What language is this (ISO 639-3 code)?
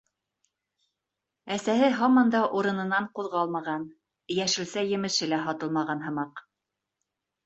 bak